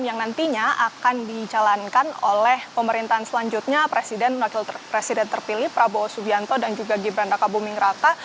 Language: Indonesian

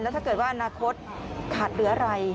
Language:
Thai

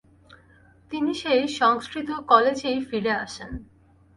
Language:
Bangla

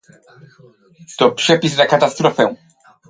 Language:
Polish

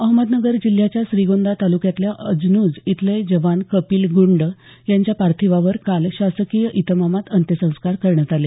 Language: Marathi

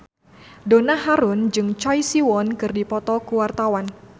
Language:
Sundanese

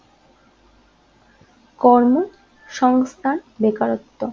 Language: Bangla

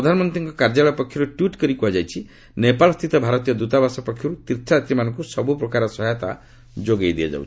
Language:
Odia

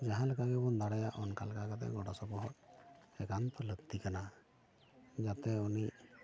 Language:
Santali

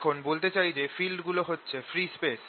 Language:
Bangla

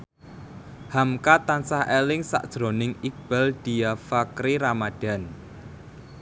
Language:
Javanese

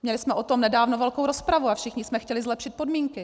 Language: Czech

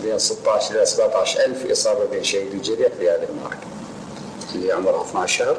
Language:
Arabic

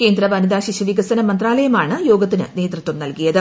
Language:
Malayalam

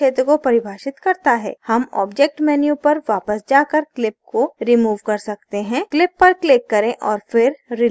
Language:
Hindi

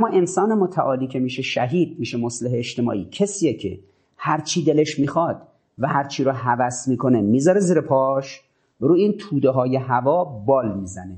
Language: Persian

